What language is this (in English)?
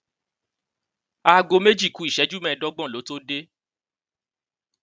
Yoruba